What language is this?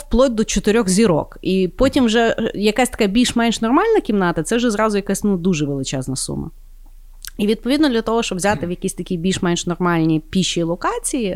Ukrainian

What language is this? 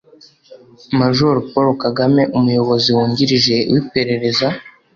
Kinyarwanda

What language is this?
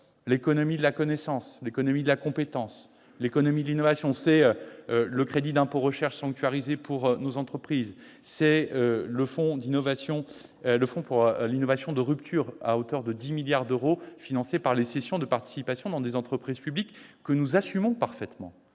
French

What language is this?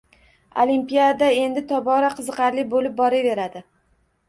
Uzbek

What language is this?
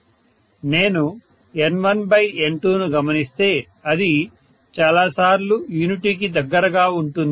Telugu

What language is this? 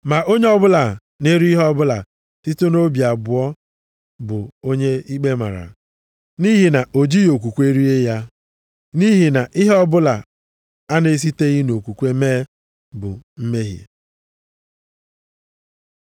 Igbo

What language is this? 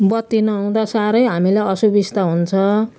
Nepali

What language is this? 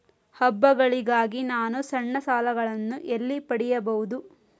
Kannada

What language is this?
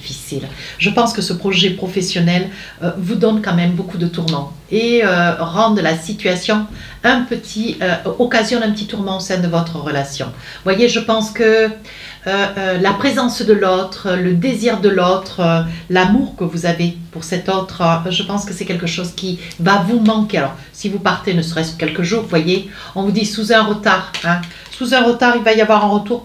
French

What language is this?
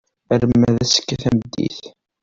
Kabyle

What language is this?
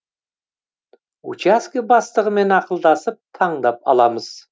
Kazakh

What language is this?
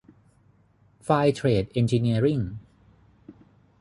Thai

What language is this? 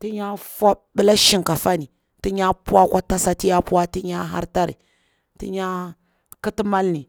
Bura-Pabir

